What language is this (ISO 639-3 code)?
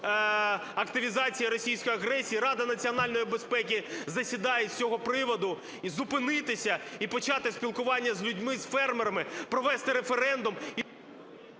ukr